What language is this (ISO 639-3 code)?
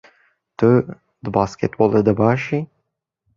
kur